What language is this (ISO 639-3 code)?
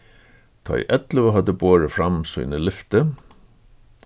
fao